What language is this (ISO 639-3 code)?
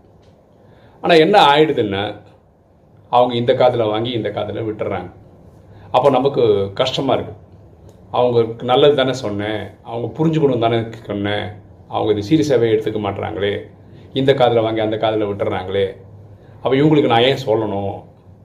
tam